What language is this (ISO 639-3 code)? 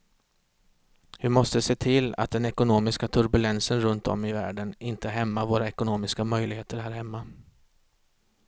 swe